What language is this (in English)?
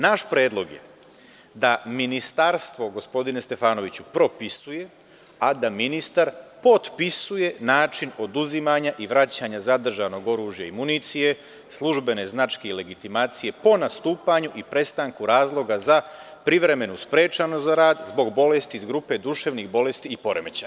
Serbian